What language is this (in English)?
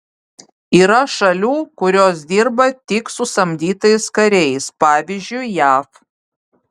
Lithuanian